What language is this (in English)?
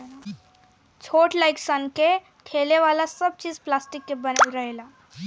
Bhojpuri